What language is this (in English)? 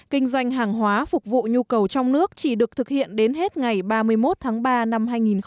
Vietnamese